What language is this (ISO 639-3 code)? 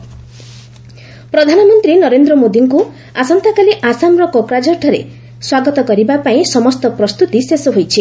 ori